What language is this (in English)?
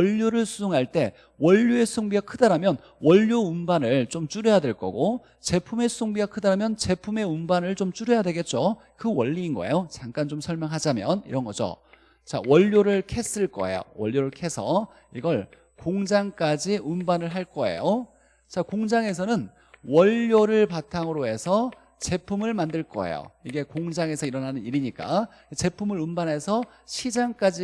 Korean